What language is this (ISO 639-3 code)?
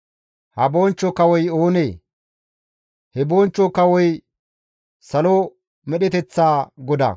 gmv